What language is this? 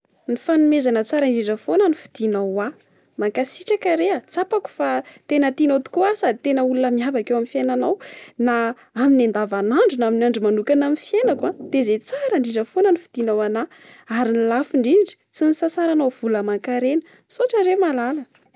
Malagasy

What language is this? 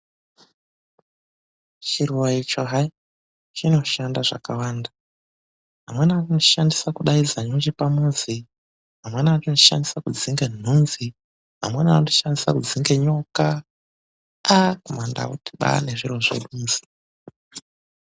Ndau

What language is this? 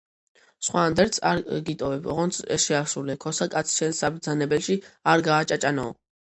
Georgian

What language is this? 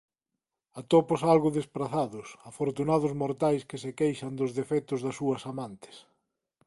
Galician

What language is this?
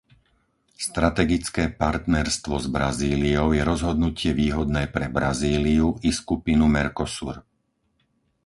Slovak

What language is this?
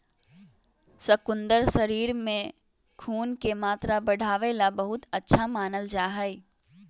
Magahi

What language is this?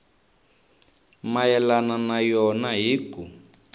Tsonga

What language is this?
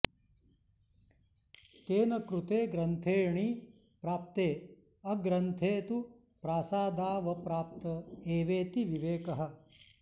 Sanskrit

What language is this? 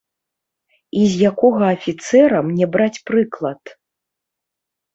Belarusian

